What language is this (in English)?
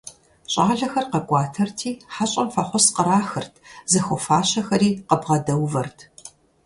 Kabardian